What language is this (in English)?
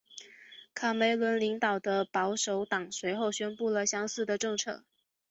Chinese